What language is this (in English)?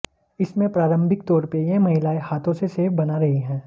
Hindi